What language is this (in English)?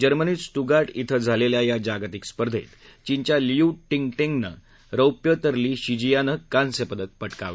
Marathi